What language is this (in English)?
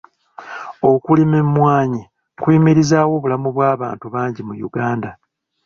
Ganda